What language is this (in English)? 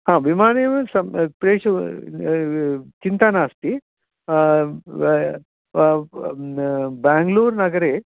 Sanskrit